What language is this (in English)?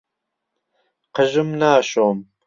Central Kurdish